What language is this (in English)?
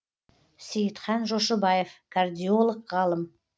Kazakh